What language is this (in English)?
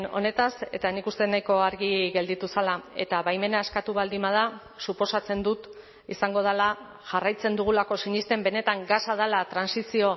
Basque